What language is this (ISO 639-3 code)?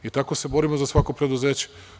srp